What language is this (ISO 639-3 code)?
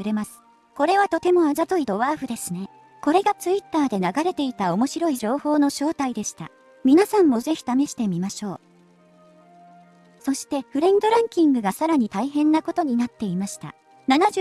jpn